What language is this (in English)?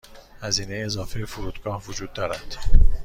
Persian